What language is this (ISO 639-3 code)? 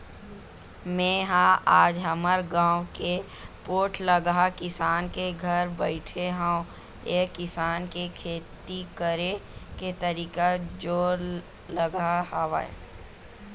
hne